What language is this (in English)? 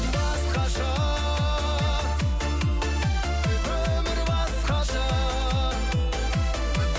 Kazakh